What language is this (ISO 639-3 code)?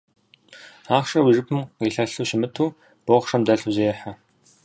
kbd